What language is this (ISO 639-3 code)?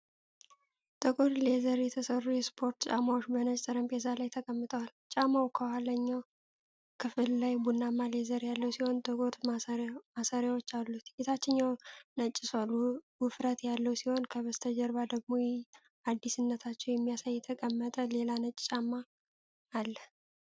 amh